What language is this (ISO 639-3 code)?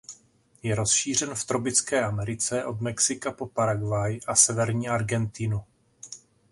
ces